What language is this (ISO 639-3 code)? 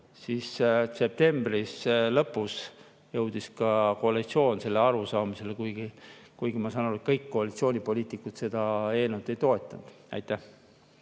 est